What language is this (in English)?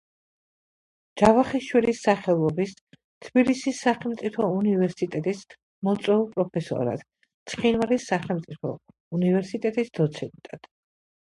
Georgian